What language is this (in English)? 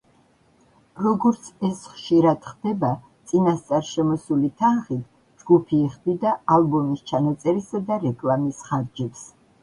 Georgian